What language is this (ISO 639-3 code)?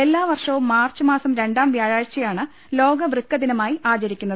mal